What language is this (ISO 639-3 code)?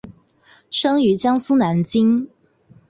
zho